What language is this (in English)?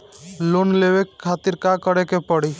Bhojpuri